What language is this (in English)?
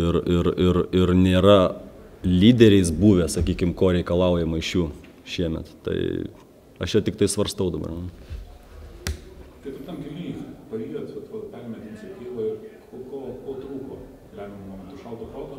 Lithuanian